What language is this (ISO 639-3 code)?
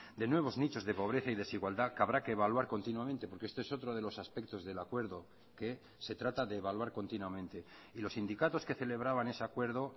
spa